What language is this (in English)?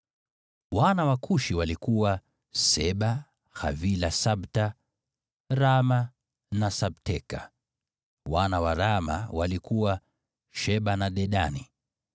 Swahili